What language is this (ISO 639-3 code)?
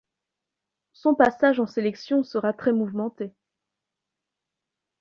fra